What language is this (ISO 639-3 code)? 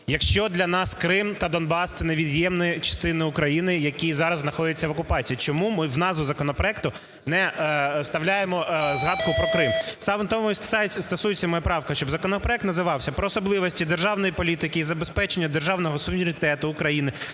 ukr